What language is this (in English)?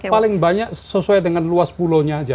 Indonesian